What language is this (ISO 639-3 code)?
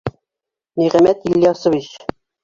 bak